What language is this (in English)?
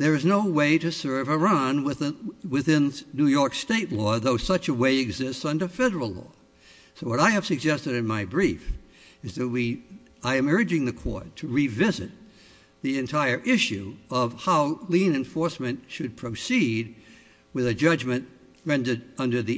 English